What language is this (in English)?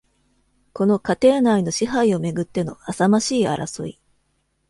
Japanese